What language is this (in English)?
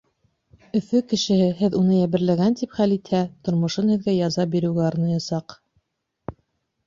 Bashkir